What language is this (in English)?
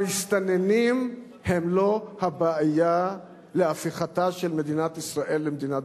Hebrew